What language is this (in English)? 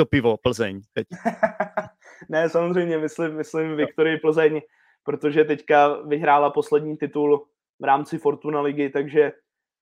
Czech